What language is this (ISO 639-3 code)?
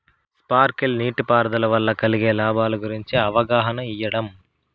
tel